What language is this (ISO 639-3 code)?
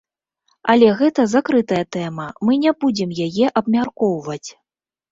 bel